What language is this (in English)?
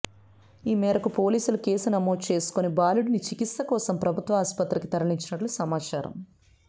Telugu